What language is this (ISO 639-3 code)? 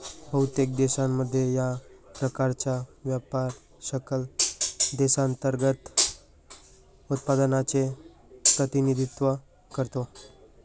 mar